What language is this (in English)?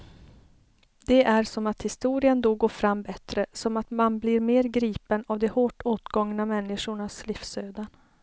Swedish